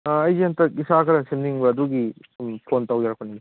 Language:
Manipuri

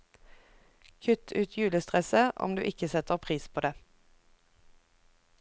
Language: Norwegian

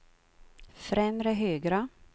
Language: Swedish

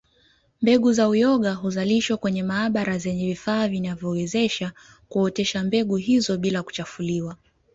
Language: Swahili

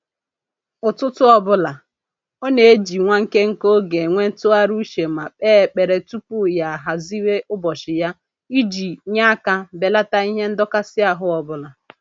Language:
Igbo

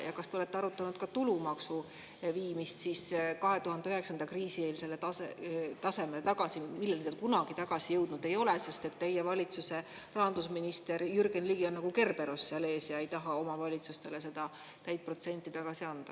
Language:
Estonian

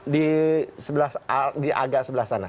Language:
Indonesian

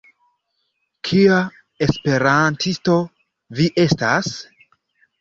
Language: Esperanto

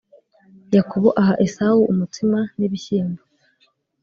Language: Kinyarwanda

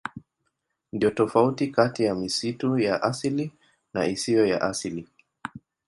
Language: Swahili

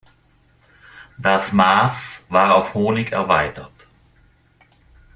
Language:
German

